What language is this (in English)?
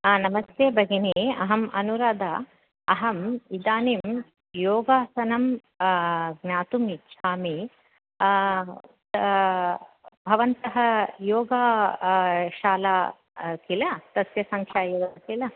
Sanskrit